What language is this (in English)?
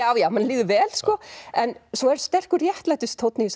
Icelandic